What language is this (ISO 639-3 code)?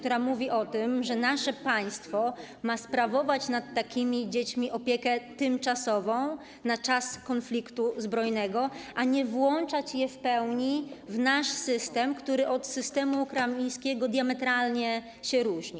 pol